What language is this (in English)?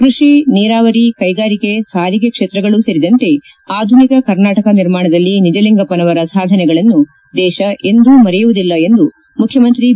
Kannada